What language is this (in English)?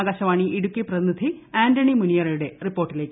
Malayalam